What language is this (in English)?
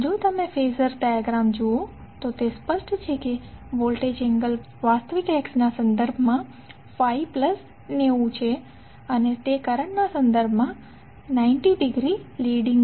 Gujarati